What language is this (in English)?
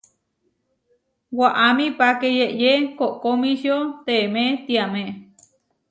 Huarijio